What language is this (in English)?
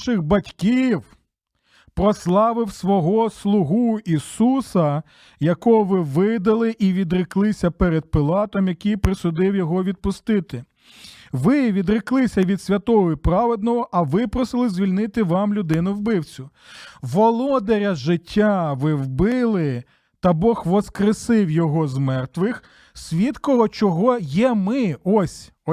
Ukrainian